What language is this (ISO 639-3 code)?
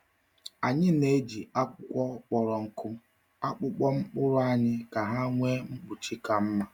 ibo